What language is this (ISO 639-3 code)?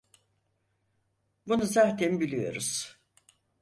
tur